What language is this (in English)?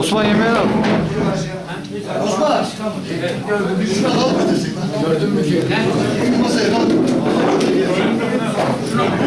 Turkish